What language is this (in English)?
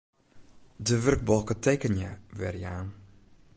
Western Frisian